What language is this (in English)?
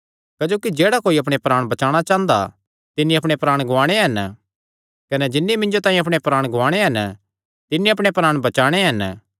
Kangri